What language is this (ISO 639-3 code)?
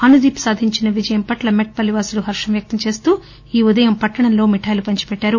tel